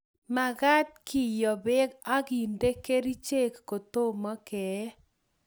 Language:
Kalenjin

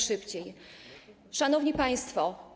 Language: Polish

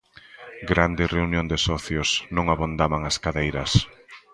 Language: Galician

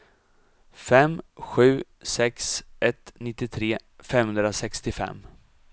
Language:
Swedish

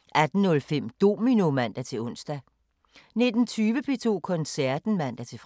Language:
Danish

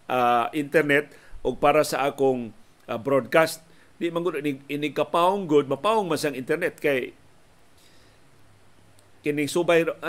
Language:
Filipino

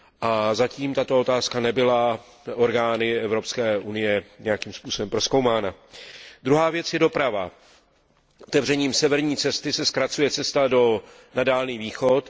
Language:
Czech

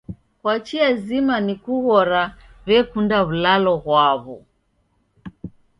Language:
Taita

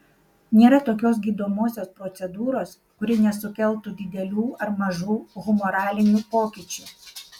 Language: Lithuanian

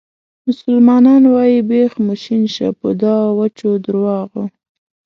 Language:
Pashto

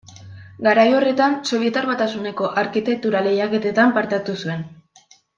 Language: Basque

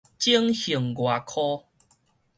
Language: Min Nan Chinese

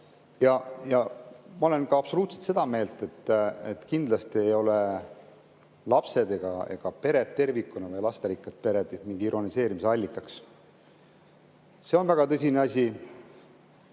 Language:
Estonian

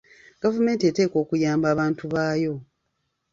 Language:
Ganda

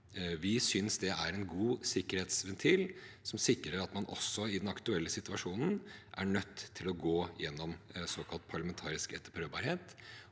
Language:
Norwegian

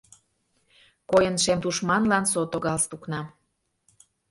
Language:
Mari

